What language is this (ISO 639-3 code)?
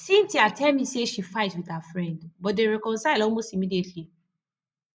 pcm